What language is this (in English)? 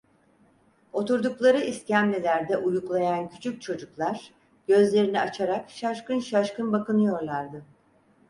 Turkish